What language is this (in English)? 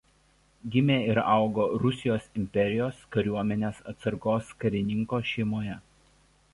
Lithuanian